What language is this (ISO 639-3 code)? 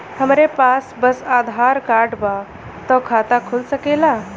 bho